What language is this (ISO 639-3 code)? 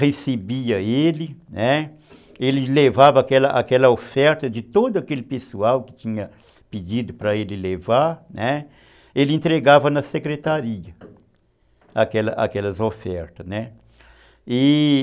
por